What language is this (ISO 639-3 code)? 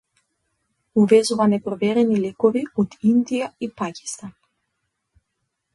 mkd